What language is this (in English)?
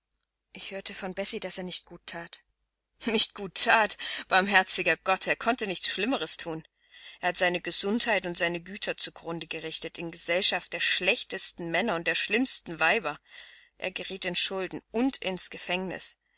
German